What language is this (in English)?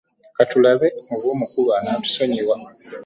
Ganda